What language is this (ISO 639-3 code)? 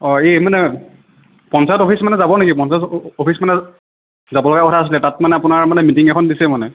asm